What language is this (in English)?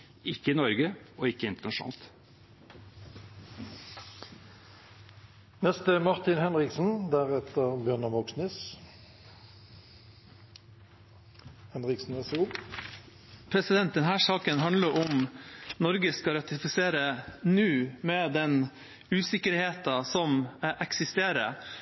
Norwegian Bokmål